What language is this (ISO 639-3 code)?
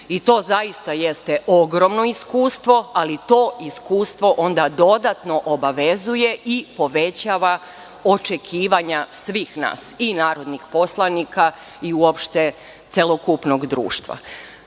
srp